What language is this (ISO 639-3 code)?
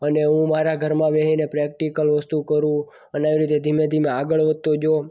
guj